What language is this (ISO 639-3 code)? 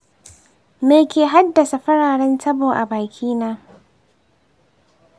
hau